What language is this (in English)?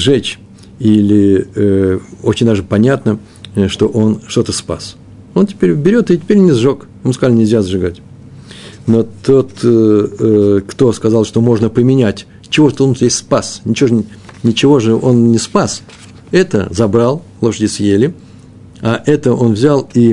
Russian